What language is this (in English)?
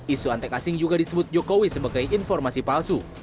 Indonesian